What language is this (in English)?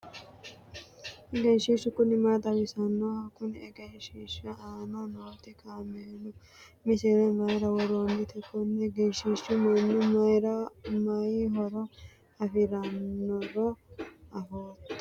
Sidamo